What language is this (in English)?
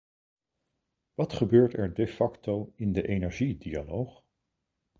Dutch